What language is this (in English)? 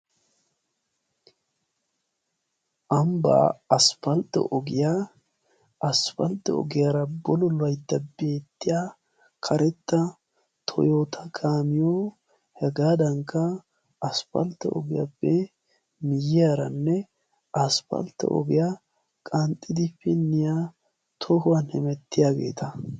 Wolaytta